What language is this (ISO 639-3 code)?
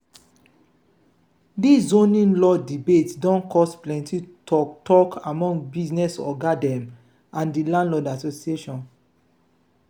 pcm